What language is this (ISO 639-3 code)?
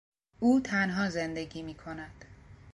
fas